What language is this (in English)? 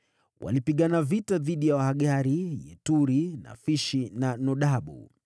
Swahili